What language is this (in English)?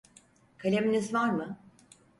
Turkish